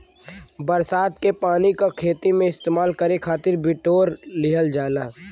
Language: Bhojpuri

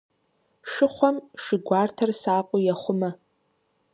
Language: Kabardian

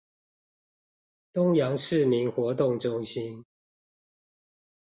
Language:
Chinese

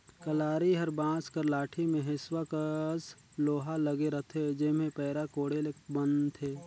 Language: Chhattisgarhi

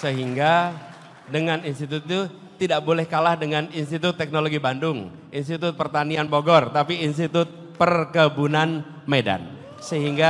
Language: Indonesian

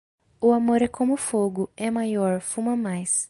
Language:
Portuguese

